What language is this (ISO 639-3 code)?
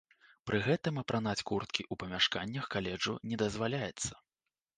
bel